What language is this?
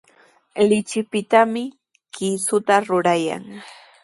Sihuas Ancash Quechua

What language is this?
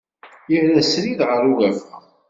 Kabyle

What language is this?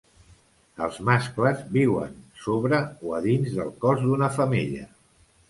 Catalan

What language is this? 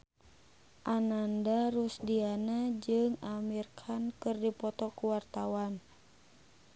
Sundanese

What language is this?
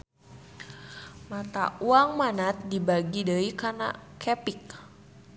Sundanese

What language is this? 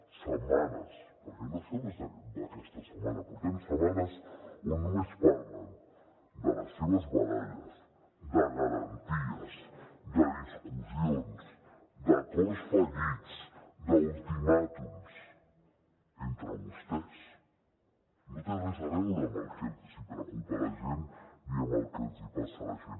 Catalan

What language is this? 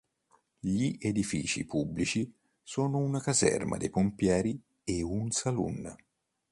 Italian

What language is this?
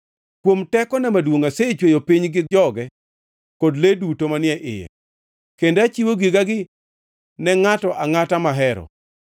Luo (Kenya and Tanzania)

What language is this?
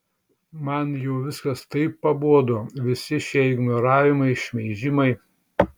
Lithuanian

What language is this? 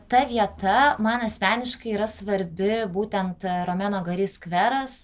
Lithuanian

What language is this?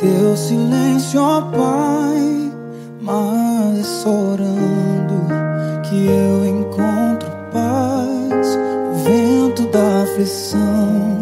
Portuguese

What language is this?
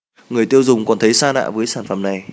Vietnamese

